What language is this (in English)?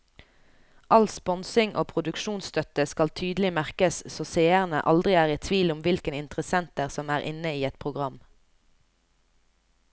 Norwegian